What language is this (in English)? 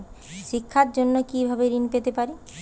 Bangla